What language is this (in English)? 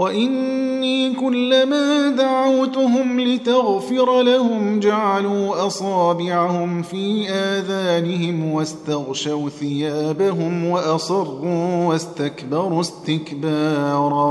Arabic